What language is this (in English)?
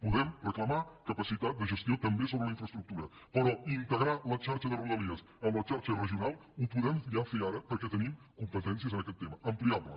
Catalan